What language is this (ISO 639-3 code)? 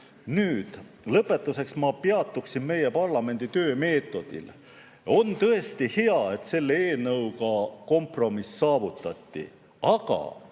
est